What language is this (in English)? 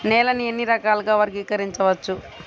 Telugu